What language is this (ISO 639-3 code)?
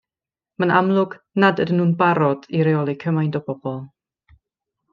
cym